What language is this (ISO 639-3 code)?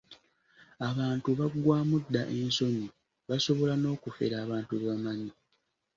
lug